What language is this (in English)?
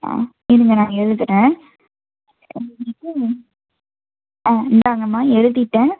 Tamil